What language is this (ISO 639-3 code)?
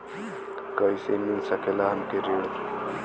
bho